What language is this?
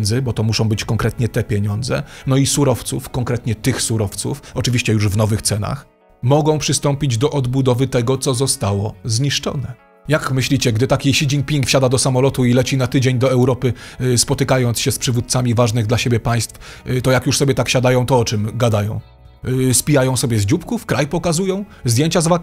Polish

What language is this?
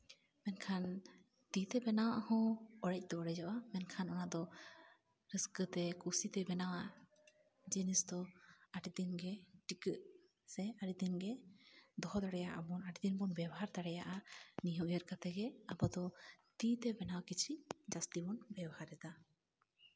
Santali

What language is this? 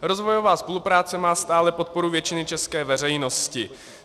Czech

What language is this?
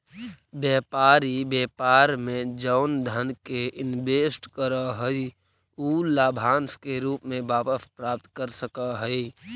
Magahi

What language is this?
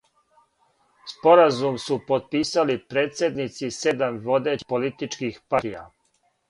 Serbian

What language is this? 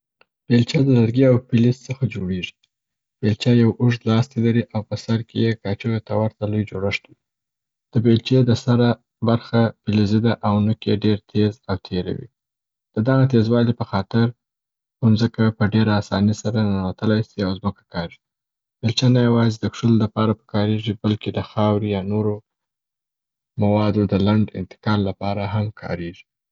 Southern Pashto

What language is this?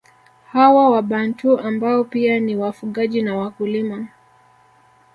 Swahili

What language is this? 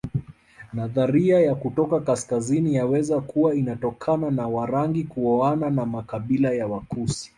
Swahili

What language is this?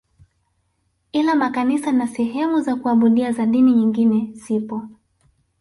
Swahili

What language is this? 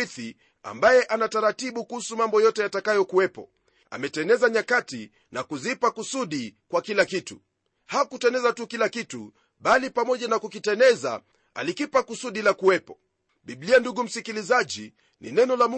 Swahili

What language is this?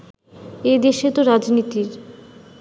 Bangla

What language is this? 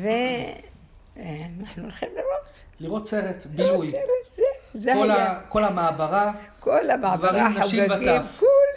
Hebrew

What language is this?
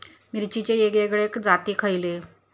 Marathi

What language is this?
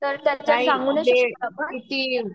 Marathi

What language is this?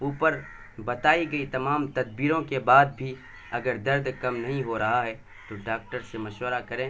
Urdu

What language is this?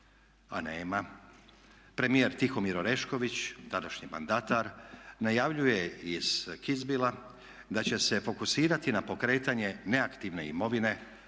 Croatian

